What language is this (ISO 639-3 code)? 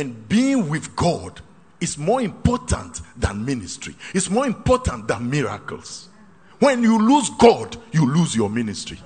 eng